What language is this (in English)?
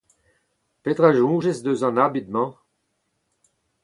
Breton